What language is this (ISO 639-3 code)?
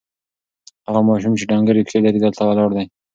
pus